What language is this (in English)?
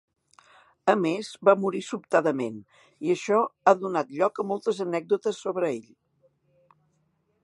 Catalan